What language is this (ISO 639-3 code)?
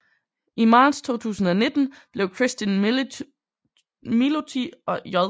dan